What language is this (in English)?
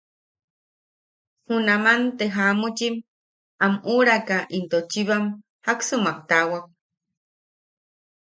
Yaqui